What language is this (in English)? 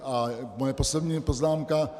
Czech